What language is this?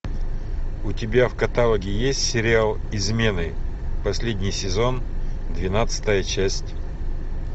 Russian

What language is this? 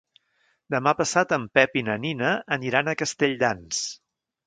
Catalan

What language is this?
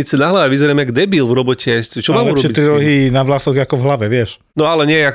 Slovak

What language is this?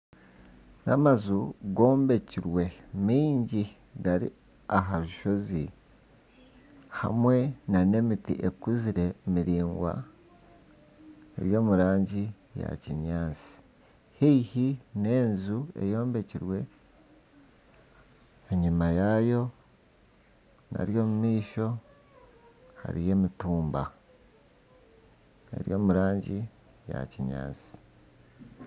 Nyankole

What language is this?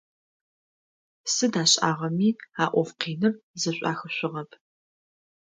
Adyghe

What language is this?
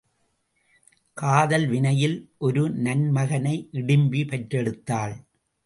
Tamil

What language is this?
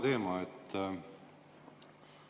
Estonian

